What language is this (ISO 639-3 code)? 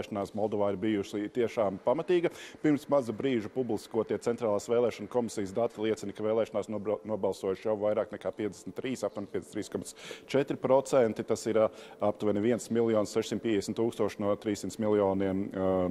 lav